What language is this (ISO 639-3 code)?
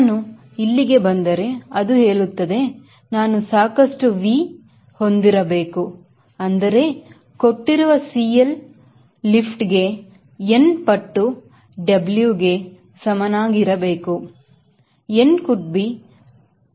kan